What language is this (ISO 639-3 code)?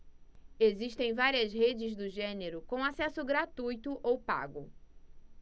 por